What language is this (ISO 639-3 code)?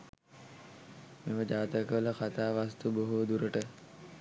sin